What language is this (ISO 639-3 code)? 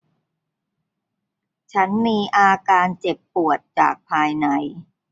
tha